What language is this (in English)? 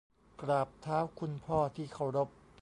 Thai